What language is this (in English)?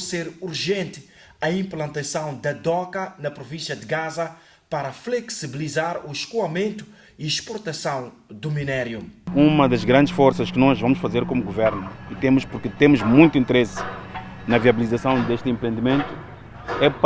Portuguese